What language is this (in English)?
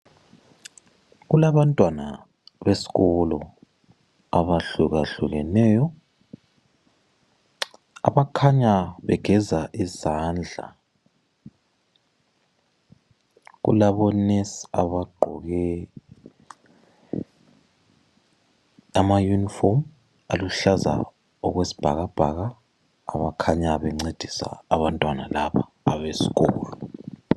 North Ndebele